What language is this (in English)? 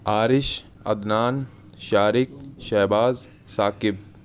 Urdu